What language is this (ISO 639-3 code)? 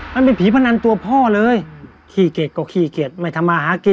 tha